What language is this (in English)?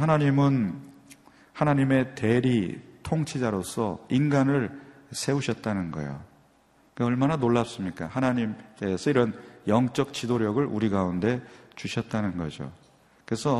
Korean